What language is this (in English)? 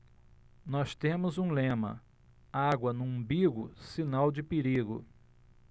Portuguese